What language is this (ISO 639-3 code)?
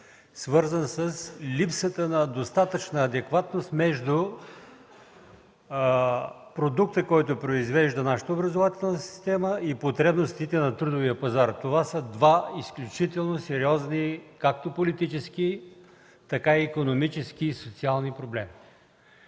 bul